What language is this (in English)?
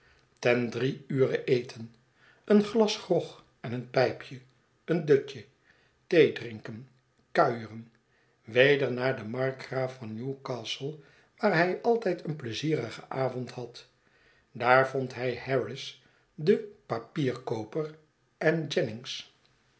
Dutch